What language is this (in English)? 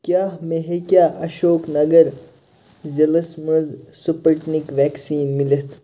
Kashmiri